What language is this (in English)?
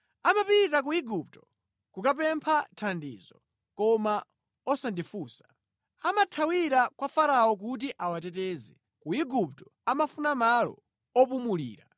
Nyanja